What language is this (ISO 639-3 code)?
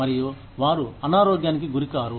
tel